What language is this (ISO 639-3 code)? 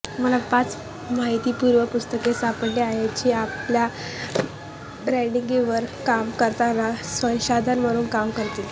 mar